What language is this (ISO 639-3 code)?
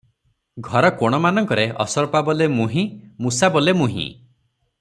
ori